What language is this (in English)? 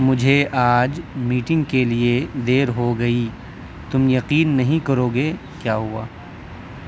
Urdu